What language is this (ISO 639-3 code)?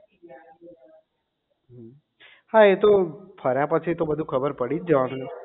guj